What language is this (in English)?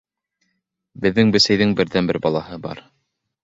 Bashkir